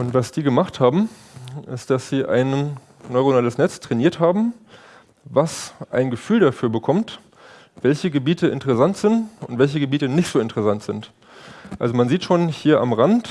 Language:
German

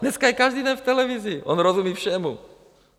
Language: Czech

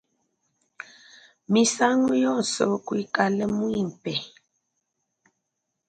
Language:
Luba-Lulua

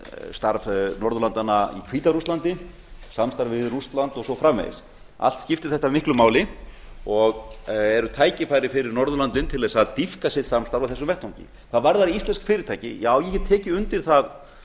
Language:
Icelandic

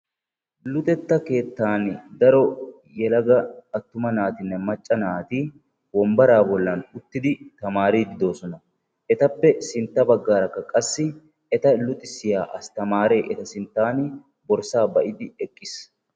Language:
Wolaytta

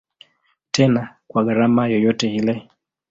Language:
Swahili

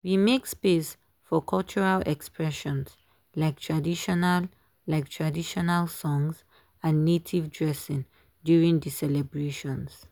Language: Nigerian Pidgin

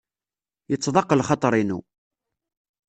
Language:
Kabyle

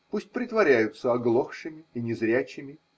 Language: Russian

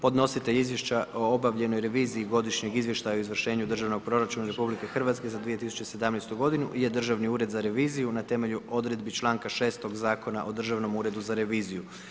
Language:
Croatian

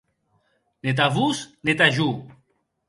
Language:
Occitan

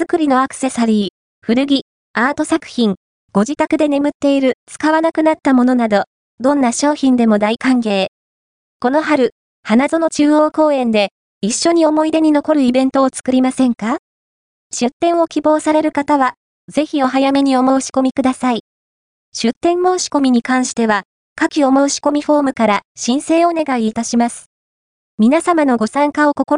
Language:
Japanese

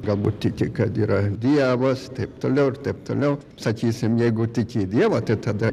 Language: Lithuanian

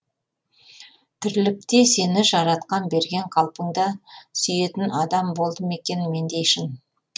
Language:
Kazakh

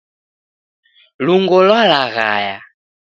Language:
Taita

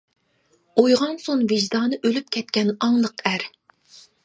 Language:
Uyghur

